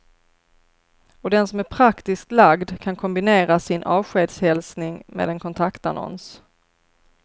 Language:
Swedish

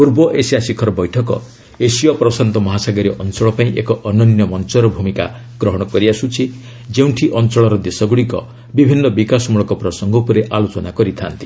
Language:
Odia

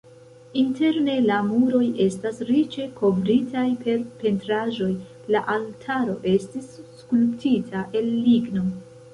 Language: Esperanto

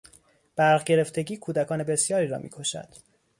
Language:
Persian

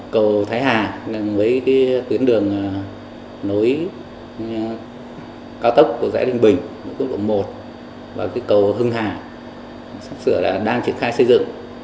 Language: Vietnamese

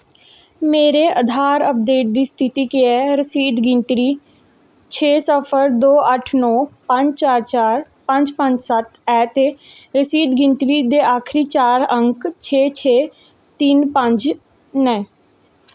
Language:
Dogri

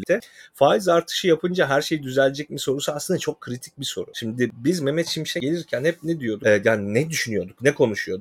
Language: Turkish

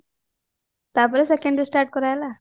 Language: Odia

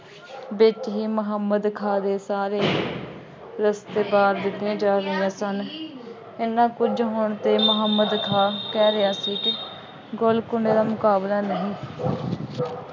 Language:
Punjabi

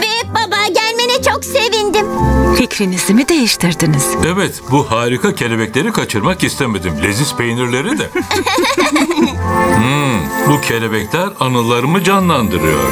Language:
Turkish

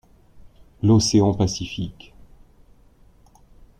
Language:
French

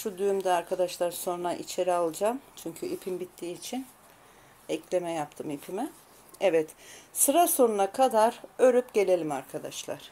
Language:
Turkish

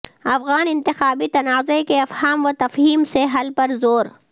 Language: Urdu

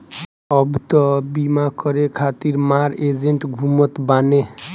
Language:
Bhojpuri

